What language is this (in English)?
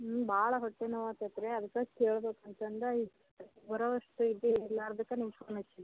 Kannada